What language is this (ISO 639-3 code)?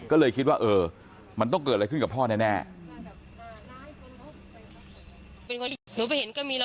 tha